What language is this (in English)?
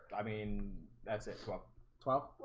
English